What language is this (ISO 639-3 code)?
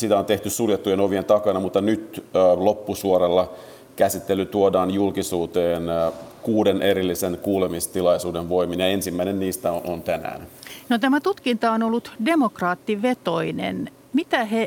fin